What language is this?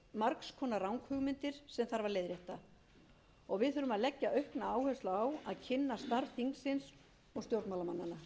Icelandic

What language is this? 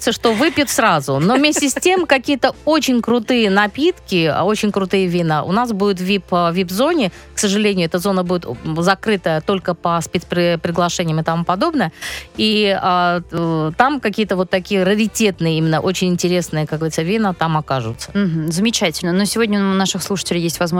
Russian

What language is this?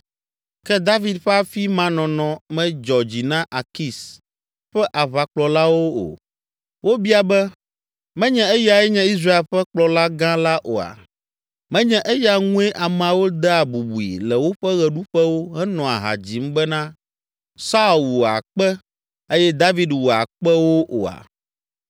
Ewe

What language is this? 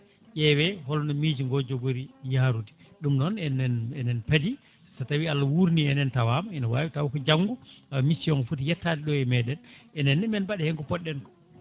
Fula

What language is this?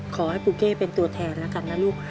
Thai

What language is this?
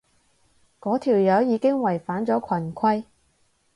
Cantonese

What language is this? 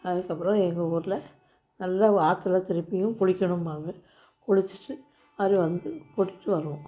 Tamil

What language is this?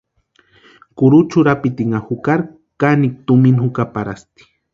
Western Highland Purepecha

